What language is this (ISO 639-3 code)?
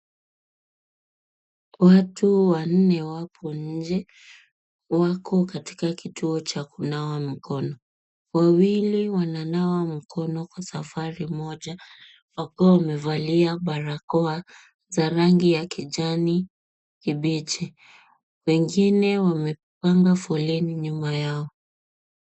swa